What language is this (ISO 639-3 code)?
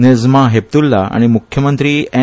kok